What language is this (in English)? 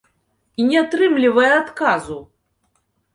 Belarusian